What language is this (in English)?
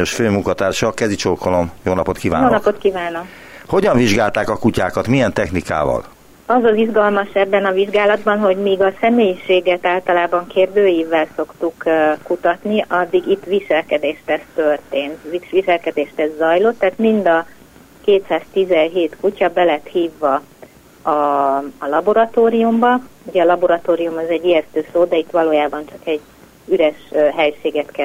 Hungarian